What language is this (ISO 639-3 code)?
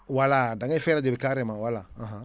wol